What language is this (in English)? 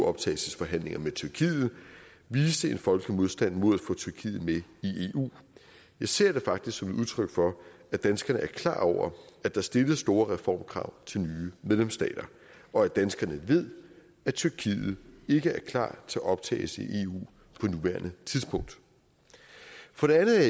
Danish